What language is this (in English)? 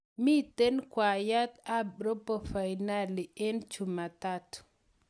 Kalenjin